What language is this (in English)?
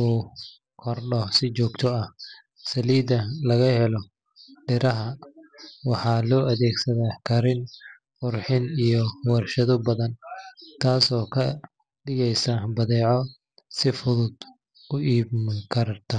Somali